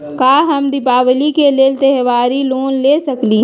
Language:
Magahi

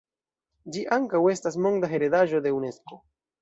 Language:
Esperanto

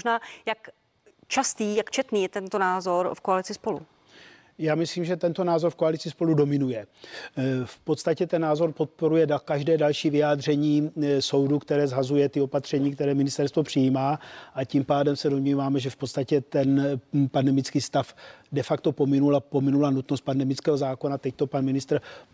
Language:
Czech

